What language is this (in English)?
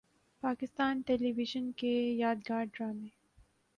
Urdu